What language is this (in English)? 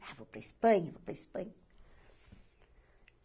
Portuguese